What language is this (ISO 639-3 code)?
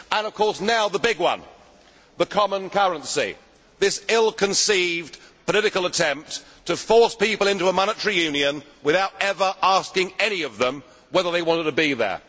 eng